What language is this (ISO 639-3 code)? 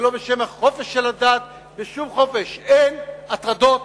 heb